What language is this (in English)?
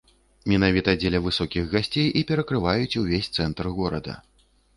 Belarusian